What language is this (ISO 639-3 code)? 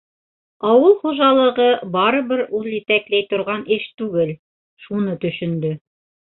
bak